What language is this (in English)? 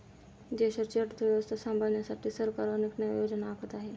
Marathi